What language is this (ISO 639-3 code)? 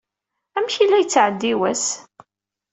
kab